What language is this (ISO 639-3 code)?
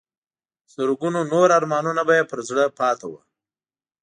pus